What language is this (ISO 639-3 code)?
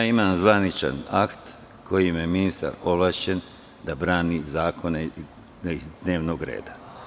srp